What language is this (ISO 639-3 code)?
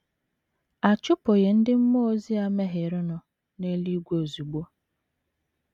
ibo